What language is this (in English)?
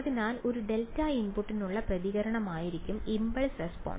Malayalam